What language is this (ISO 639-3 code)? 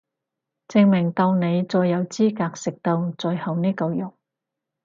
yue